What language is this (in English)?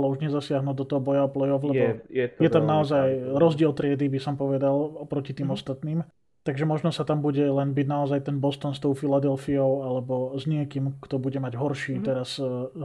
Slovak